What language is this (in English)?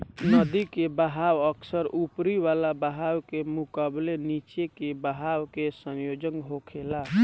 Bhojpuri